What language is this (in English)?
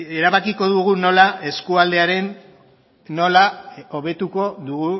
Basque